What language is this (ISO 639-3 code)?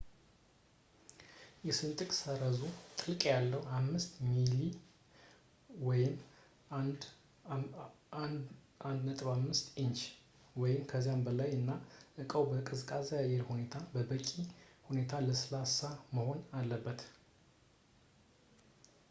amh